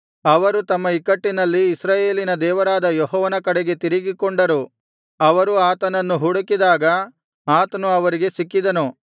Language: Kannada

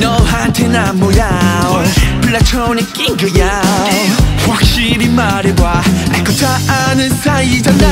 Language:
Korean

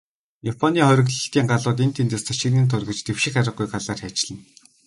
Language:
Mongolian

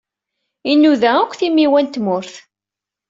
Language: Kabyle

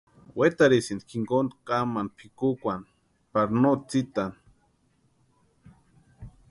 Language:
Western Highland Purepecha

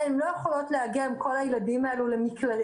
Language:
Hebrew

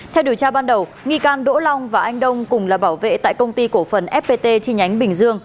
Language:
Vietnamese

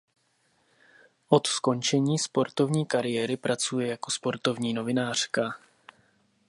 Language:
Czech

